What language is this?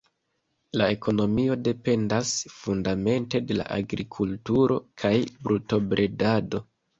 Esperanto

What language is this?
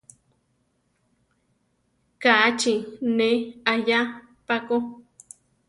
Central Tarahumara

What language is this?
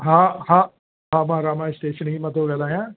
Sindhi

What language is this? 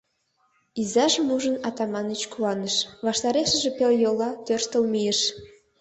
Mari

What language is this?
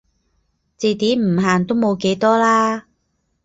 Cantonese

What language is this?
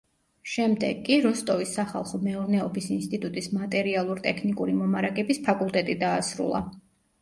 Georgian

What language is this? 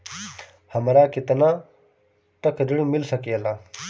Bhojpuri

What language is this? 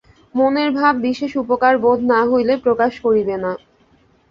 Bangla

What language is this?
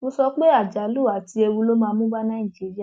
Yoruba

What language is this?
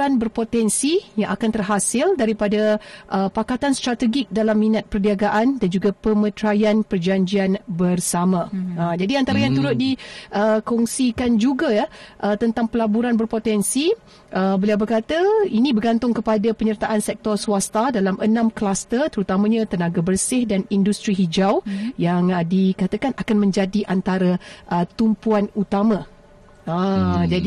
Malay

